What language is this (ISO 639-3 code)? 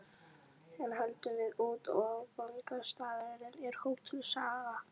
isl